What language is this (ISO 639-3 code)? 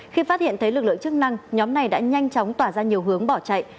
vie